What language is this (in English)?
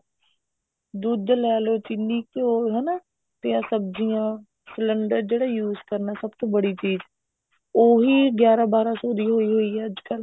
Punjabi